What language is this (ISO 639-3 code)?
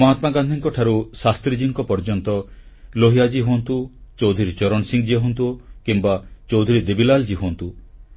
ori